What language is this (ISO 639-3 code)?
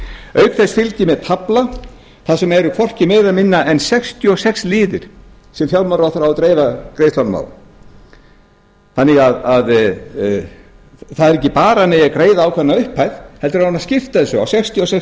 isl